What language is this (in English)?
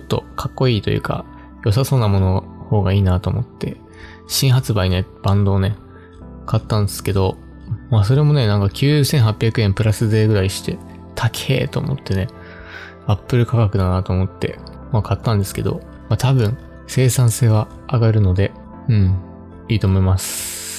Japanese